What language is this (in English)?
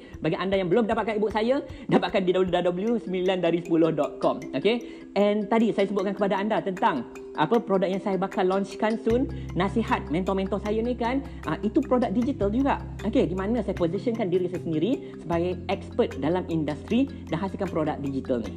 Malay